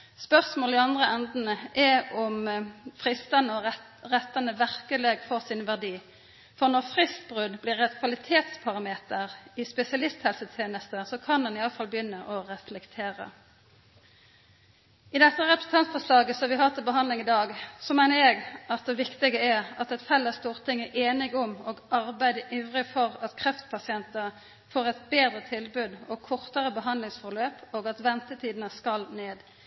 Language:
Norwegian Nynorsk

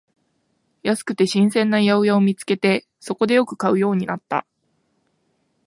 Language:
Japanese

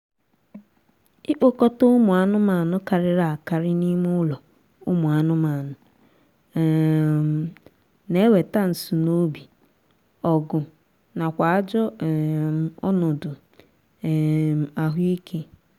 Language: Igbo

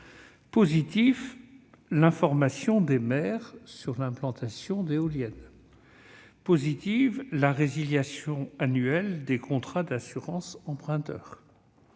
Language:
French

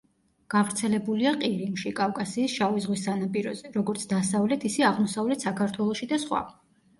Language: Georgian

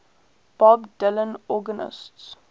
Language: English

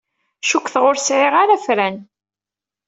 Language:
Kabyle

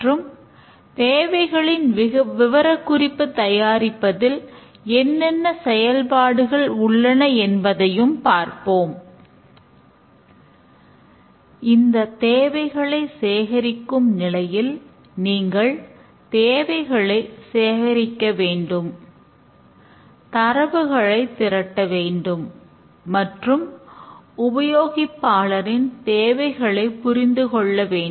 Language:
Tamil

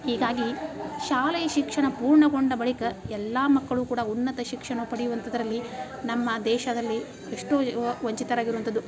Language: Kannada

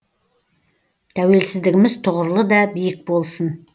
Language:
Kazakh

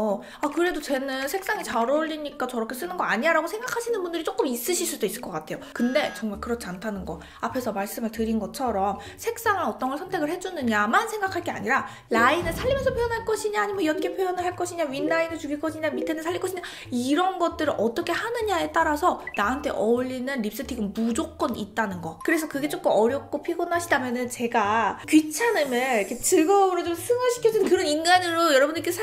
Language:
Korean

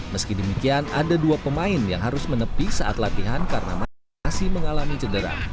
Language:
Indonesian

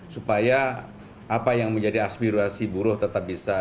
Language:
Indonesian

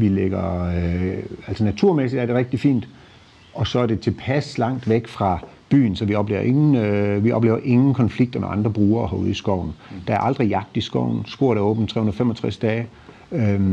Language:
Danish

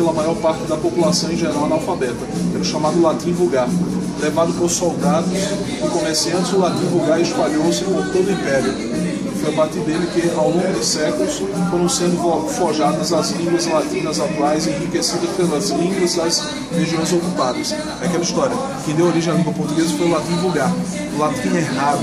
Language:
Portuguese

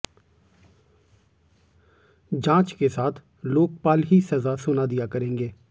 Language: Hindi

